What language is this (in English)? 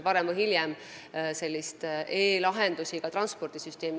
Estonian